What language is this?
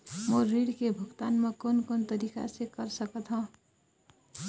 Chhattisgarhi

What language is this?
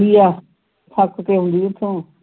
Punjabi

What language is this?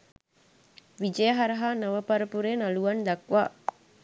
Sinhala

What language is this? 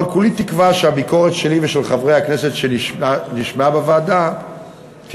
Hebrew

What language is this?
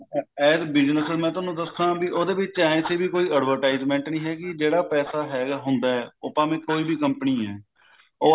Punjabi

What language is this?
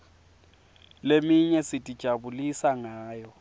Swati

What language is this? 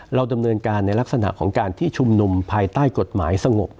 Thai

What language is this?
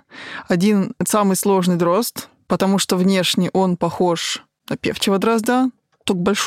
Russian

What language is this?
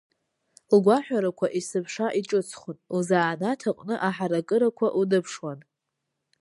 Abkhazian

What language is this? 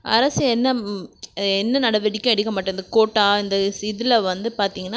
Tamil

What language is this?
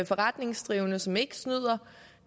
Danish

